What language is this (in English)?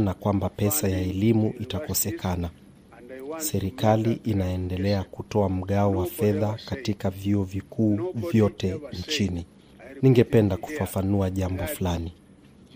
Swahili